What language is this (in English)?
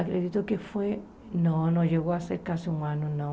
Portuguese